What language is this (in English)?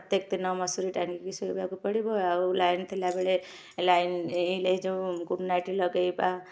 Odia